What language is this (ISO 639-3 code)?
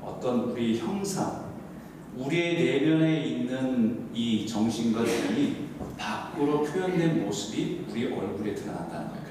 kor